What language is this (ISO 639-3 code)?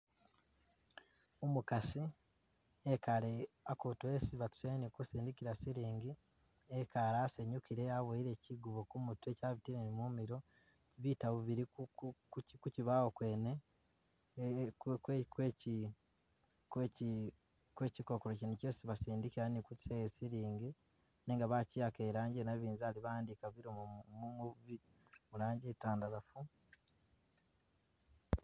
myx